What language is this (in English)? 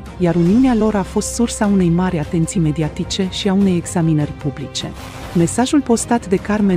Romanian